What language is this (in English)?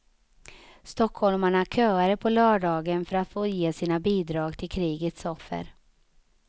Swedish